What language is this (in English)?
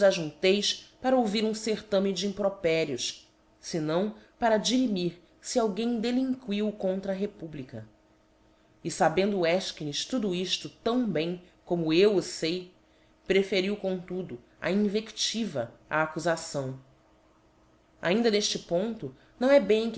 Portuguese